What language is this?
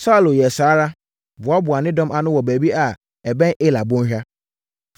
Akan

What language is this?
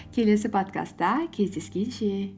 Kazakh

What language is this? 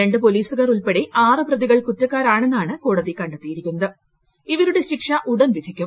Malayalam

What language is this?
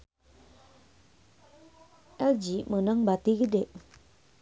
Sundanese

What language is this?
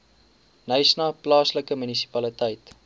Afrikaans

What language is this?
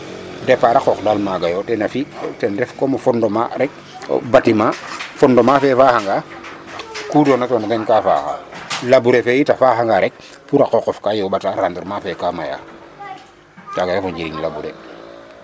Serer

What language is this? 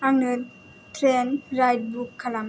Bodo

